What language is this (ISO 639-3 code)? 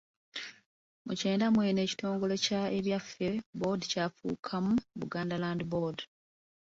lug